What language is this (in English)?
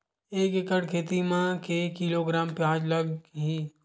Chhattisgarhi